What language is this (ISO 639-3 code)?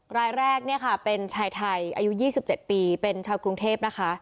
tha